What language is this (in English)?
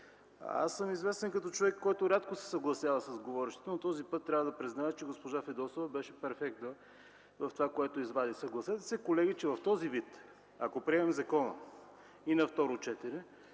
Bulgarian